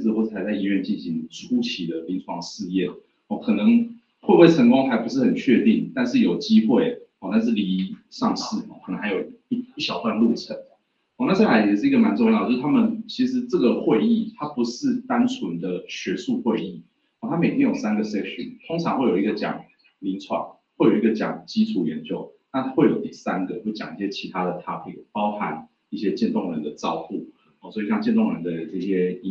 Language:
Chinese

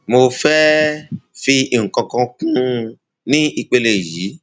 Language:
Yoruba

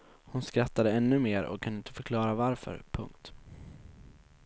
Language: Swedish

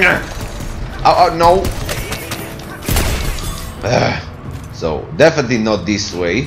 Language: English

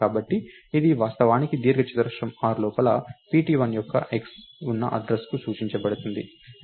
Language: Telugu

